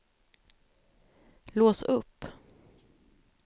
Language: Swedish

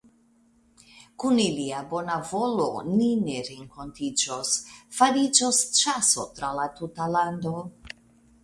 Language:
Esperanto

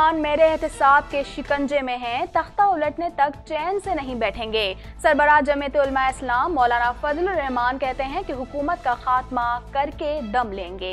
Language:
Hindi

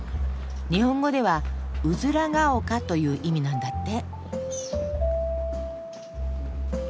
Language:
Japanese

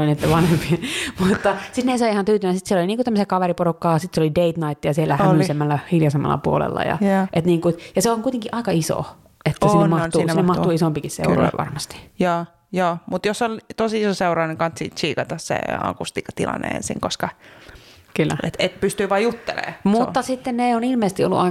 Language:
Finnish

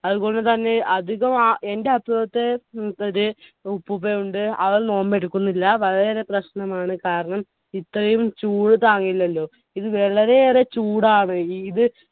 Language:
Malayalam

